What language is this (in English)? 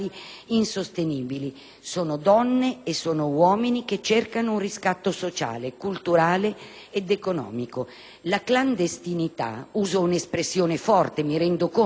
Italian